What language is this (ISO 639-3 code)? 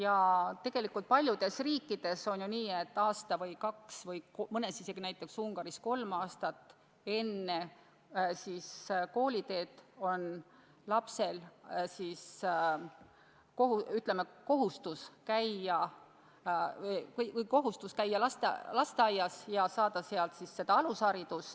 est